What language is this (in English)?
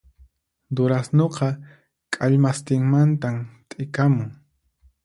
Puno Quechua